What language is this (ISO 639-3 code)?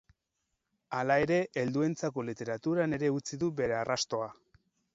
eus